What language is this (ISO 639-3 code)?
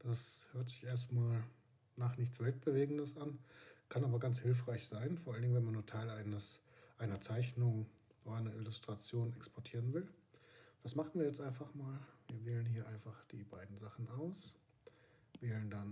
deu